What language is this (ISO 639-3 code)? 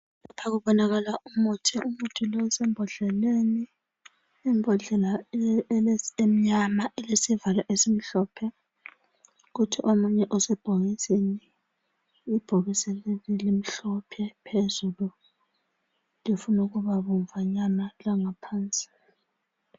nde